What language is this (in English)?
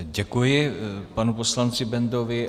Czech